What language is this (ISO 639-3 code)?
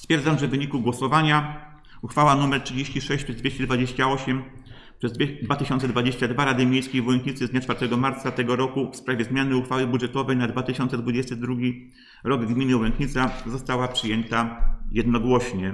pol